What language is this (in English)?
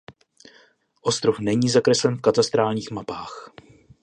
Czech